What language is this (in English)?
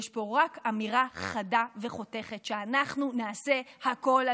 Hebrew